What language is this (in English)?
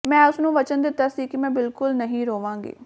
Punjabi